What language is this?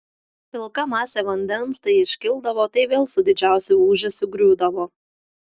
Lithuanian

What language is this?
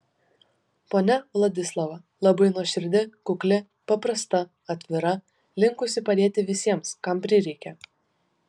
Lithuanian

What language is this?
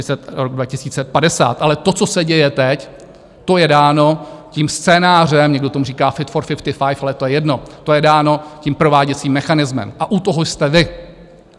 Czech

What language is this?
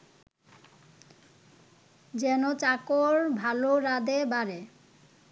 Bangla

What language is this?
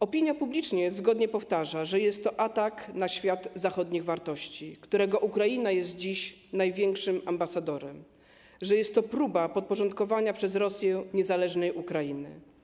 Polish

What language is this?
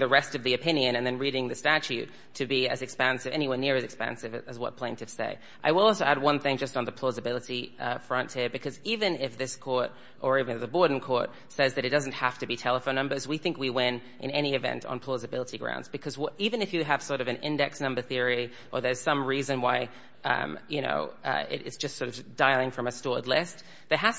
English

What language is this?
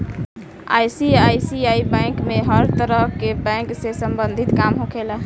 Bhojpuri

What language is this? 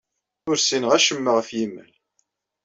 Kabyle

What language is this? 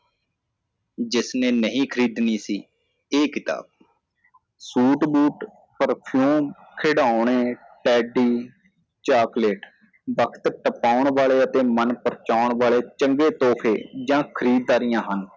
Punjabi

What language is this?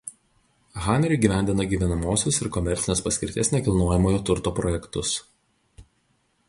Lithuanian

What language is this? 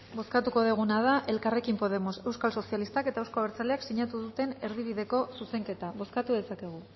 Basque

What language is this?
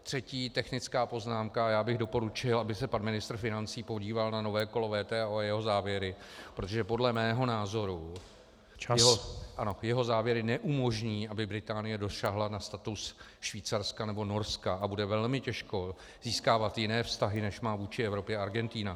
Czech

